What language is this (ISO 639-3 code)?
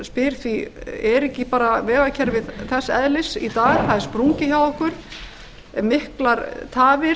isl